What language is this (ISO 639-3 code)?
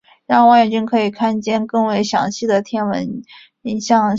zho